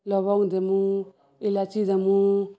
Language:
Odia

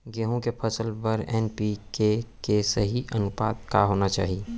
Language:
Chhattisgarhi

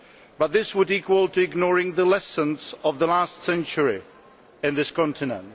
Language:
English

